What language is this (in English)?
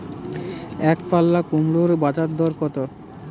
Bangla